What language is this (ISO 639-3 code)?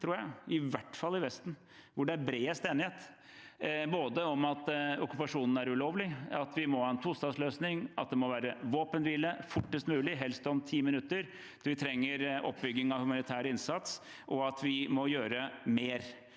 nor